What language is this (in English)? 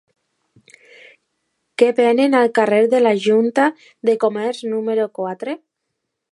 Catalan